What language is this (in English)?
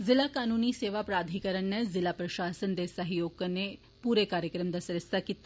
Dogri